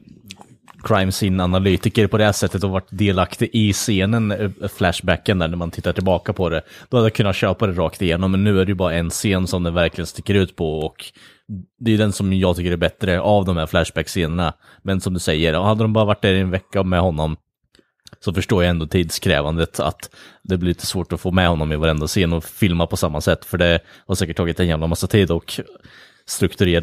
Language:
Swedish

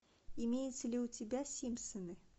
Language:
Russian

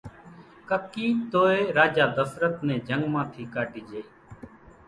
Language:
Kachi Koli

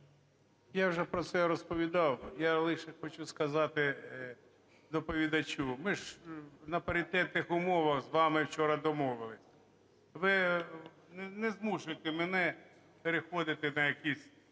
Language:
Ukrainian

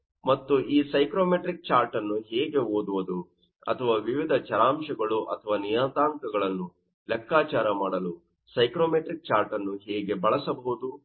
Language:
Kannada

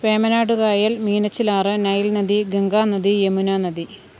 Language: Malayalam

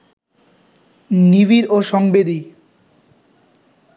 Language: Bangla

